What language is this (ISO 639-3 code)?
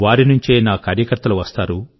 tel